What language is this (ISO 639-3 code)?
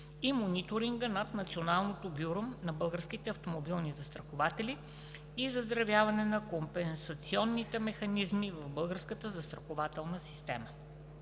bul